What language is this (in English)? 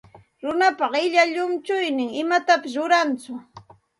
Santa Ana de Tusi Pasco Quechua